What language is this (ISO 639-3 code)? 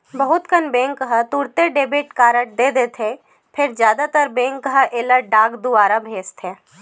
hne